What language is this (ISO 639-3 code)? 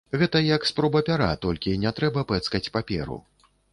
bel